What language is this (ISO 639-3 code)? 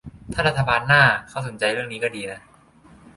tha